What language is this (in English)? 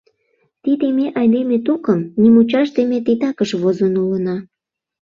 Mari